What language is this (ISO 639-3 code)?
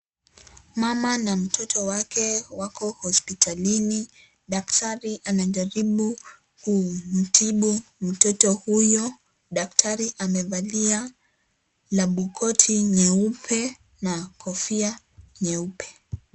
swa